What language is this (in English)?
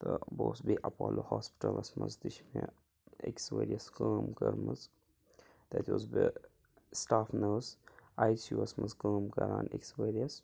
Kashmiri